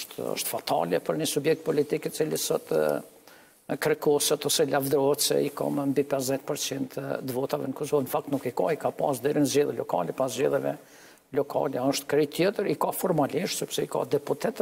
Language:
Romanian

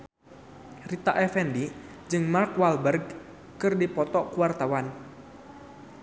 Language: Sundanese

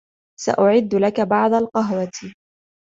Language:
Arabic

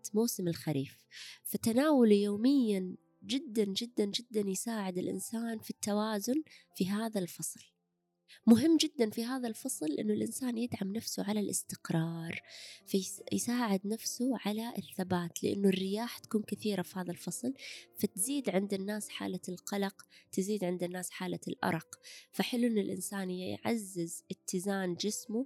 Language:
Arabic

